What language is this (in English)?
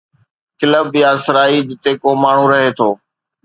Sindhi